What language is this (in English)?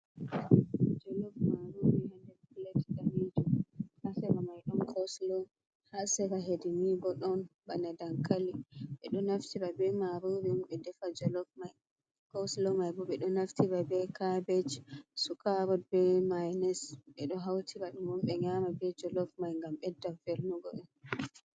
Fula